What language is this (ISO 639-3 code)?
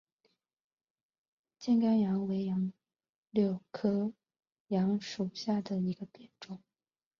zho